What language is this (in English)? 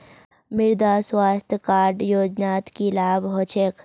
Magahi